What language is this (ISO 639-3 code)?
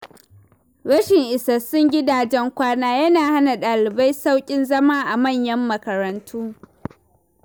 hau